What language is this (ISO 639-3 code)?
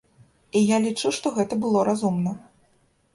bel